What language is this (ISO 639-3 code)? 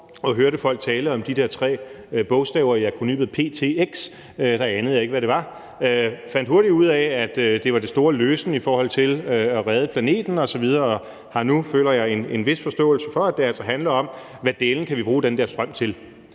dan